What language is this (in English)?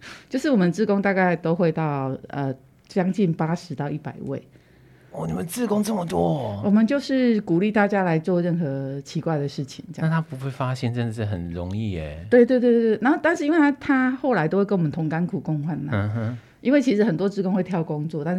Chinese